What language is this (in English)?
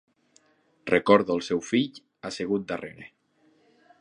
Catalan